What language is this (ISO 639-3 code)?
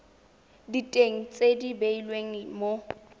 tsn